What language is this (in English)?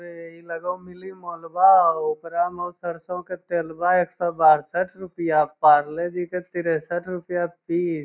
Magahi